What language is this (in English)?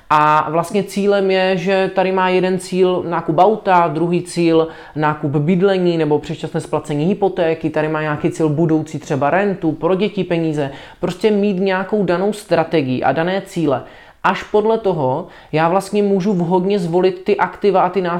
Czech